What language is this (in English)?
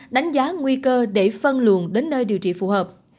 Vietnamese